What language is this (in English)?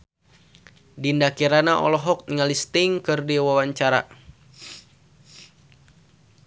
Sundanese